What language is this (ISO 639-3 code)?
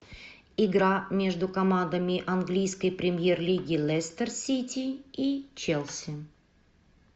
rus